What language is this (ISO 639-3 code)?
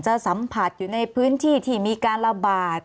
tha